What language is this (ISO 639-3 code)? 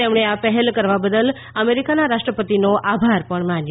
guj